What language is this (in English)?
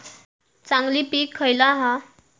Marathi